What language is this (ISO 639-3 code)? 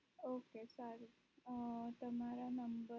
guj